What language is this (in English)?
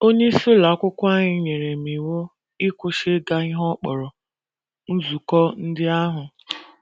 Igbo